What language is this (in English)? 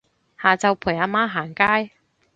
Cantonese